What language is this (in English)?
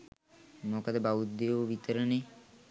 Sinhala